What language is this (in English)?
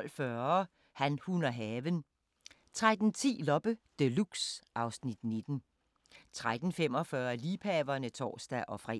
Danish